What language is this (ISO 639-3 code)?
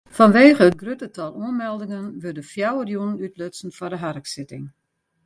fry